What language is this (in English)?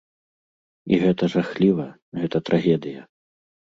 Belarusian